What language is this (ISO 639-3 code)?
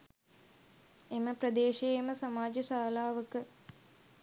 sin